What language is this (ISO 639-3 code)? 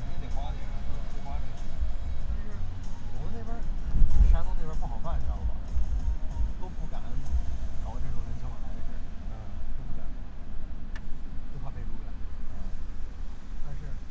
zho